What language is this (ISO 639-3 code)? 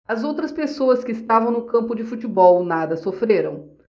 por